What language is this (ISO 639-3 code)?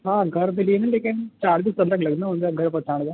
snd